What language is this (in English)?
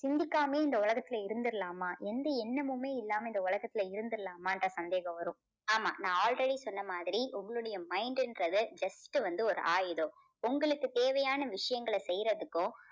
Tamil